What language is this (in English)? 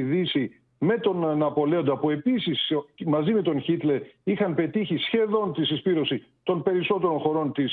Greek